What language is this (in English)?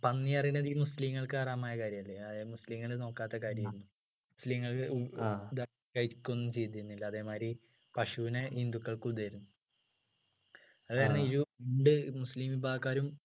Malayalam